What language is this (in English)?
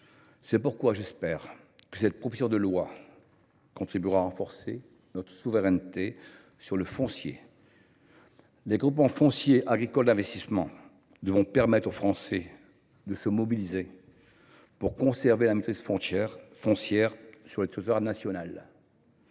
French